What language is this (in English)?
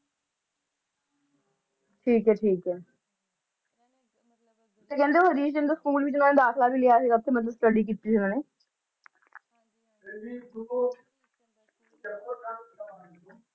Punjabi